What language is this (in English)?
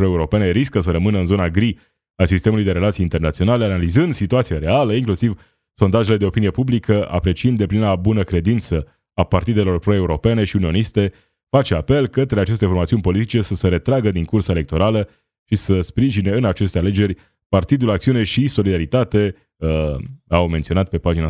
Romanian